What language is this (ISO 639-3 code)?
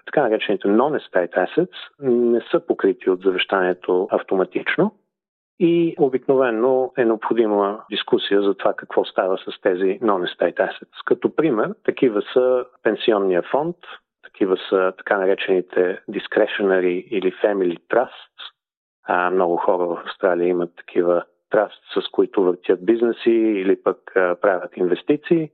bul